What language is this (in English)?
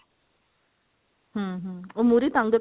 Punjabi